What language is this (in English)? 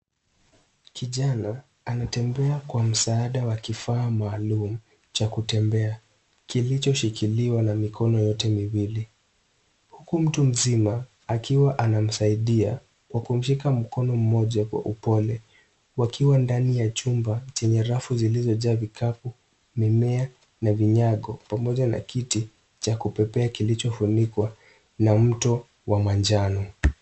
Swahili